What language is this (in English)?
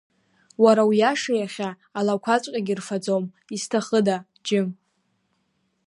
Abkhazian